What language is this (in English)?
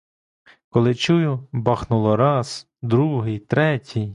Ukrainian